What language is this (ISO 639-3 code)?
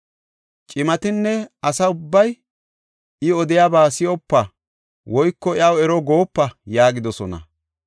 gof